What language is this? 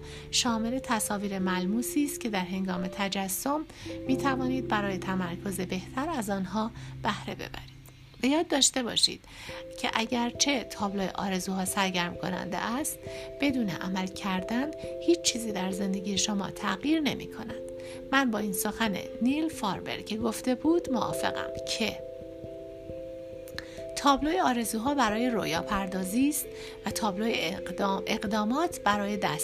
Persian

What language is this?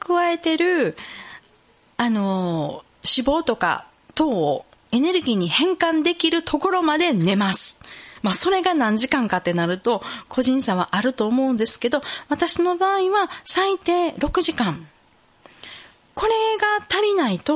Japanese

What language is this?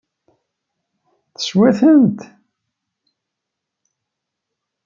Kabyle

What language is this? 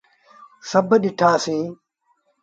Sindhi Bhil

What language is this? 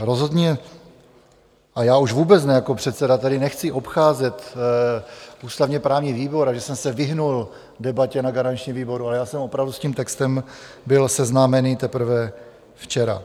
Czech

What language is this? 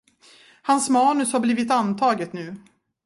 Swedish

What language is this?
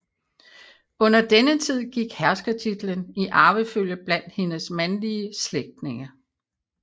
Danish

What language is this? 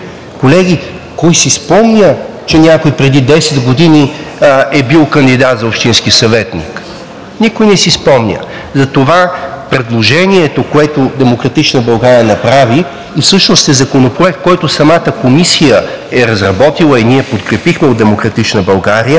Bulgarian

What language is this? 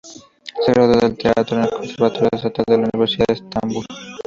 Spanish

